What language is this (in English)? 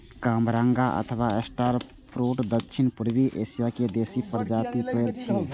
Maithili